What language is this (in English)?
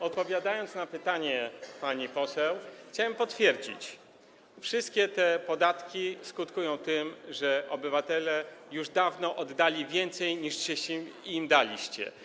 Polish